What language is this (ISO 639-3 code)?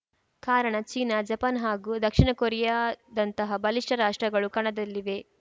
kan